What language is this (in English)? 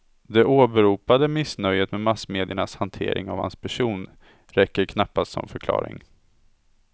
Swedish